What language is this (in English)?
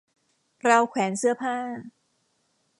Thai